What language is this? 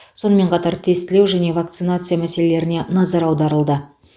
Kazakh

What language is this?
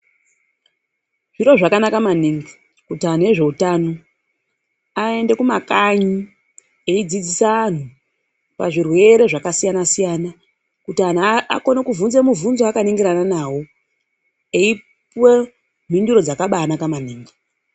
Ndau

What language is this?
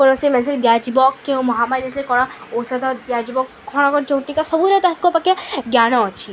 Odia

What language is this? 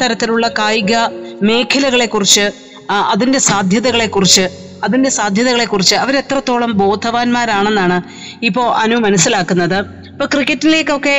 Malayalam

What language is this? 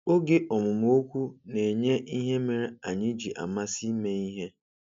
Igbo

